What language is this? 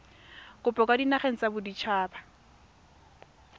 Tswana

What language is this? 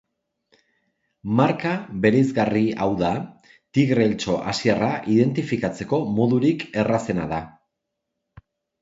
Basque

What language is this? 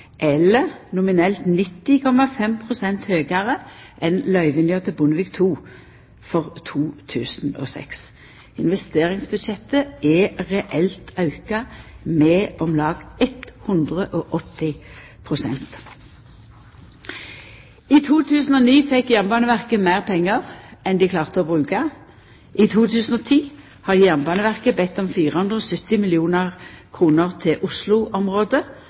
Norwegian Nynorsk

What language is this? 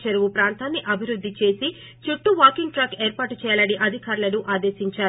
Telugu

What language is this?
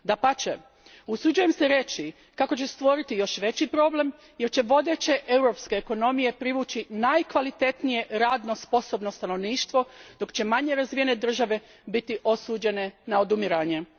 Croatian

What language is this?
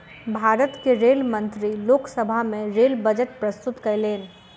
Maithili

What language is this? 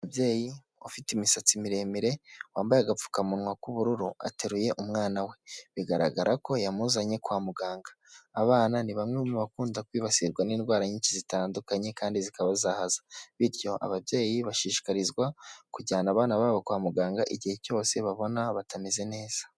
Kinyarwanda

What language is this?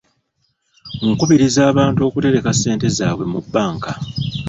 Ganda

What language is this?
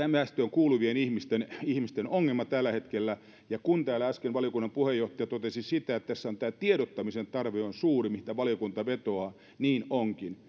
Finnish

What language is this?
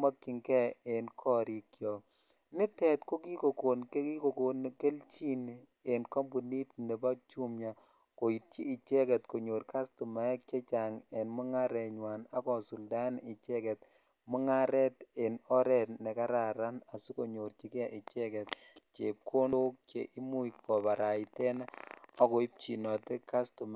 Kalenjin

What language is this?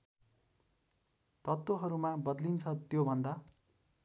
Nepali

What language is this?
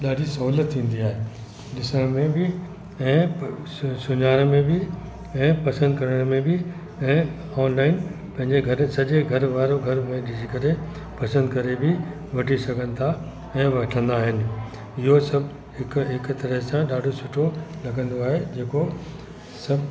Sindhi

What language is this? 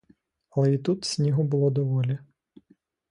Ukrainian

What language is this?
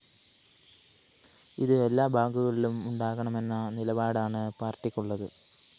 Malayalam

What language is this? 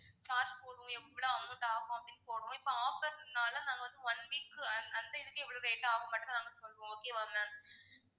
Tamil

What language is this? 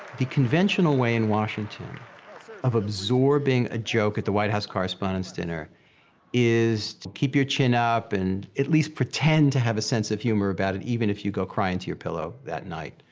English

